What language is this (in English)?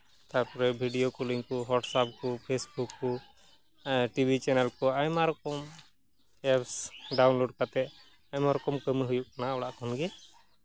Santali